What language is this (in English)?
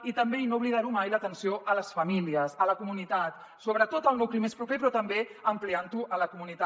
Catalan